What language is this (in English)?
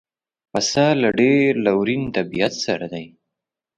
Pashto